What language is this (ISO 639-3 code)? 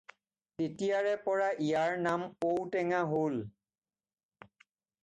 asm